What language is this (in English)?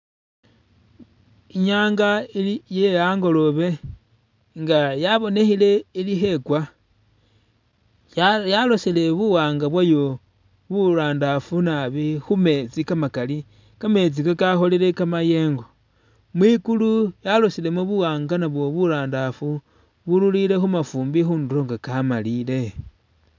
Masaaba